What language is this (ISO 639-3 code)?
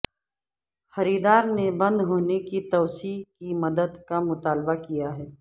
urd